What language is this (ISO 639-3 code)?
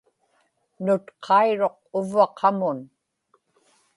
ipk